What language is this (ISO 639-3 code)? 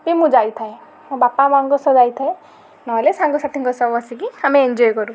ori